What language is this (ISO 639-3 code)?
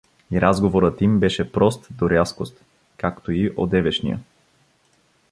bul